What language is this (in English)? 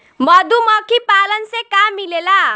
Bhojpuri